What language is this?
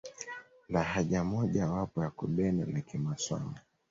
Swahili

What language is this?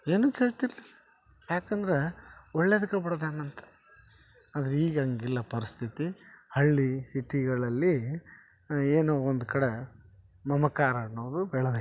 Kannada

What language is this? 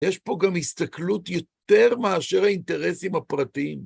Hebrew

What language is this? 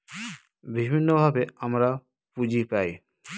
Bangla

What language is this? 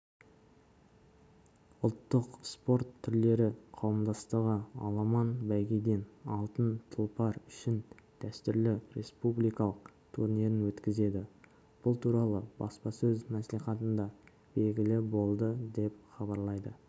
Kazakh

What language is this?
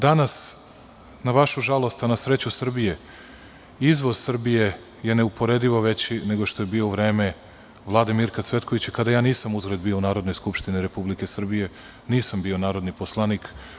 Serbian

